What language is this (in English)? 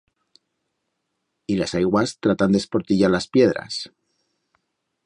Aragonese